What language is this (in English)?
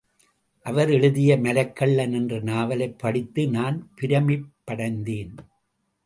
Tamil